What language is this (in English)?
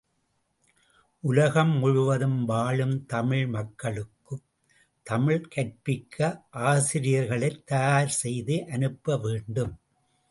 Tamil